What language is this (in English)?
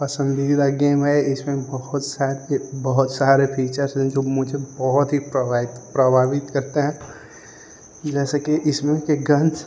Hindi